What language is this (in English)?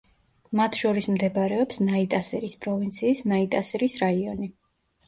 Georgian